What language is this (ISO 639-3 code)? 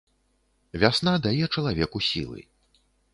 bel